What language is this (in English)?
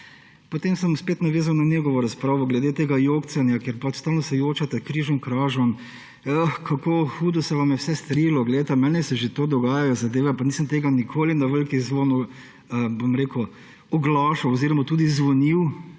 Slovenian